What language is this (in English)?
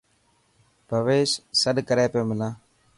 Dhatki